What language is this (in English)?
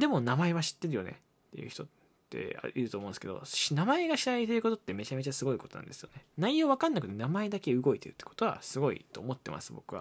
Japanese